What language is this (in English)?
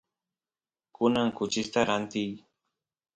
Santiago del Estero Quichua